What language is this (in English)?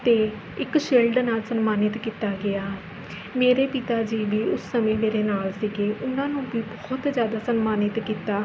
Punjabi